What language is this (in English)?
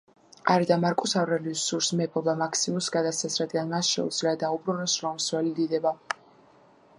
Georgian